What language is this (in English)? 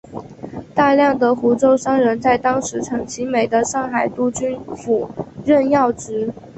Chinese